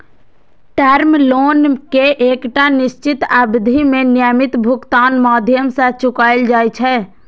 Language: Maithili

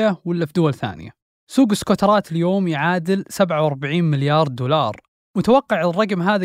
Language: Arabic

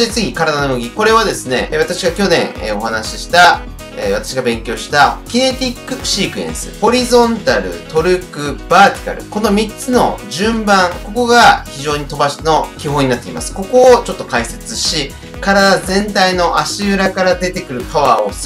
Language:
Japanese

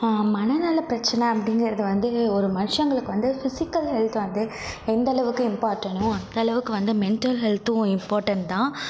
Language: Tamil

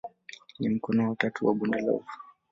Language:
Swahili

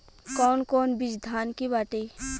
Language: Bhojpuri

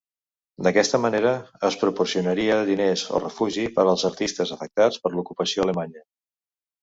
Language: Catalan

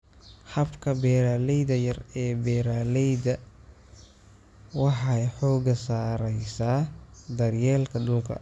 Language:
Somali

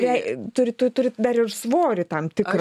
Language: Lithuanian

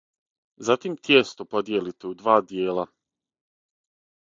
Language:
Serbian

